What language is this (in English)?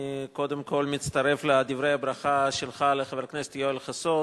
Hebrew